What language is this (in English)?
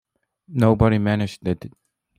English